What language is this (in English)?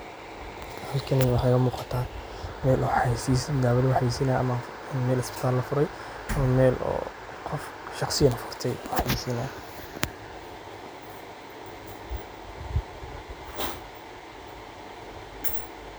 Somali